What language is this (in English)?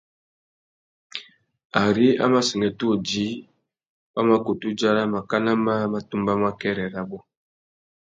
Tuki